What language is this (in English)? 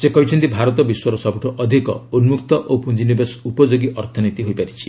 Odia